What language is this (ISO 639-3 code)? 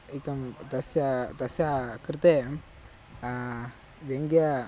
san